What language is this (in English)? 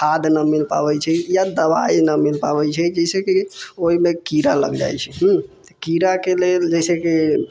Maithili